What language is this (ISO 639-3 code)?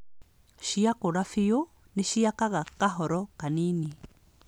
kik